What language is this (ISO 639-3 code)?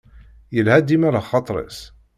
kab